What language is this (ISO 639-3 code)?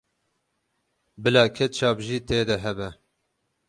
kur